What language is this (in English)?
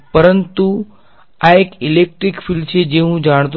Gujarati